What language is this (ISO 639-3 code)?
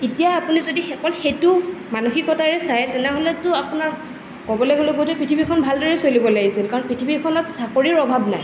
asm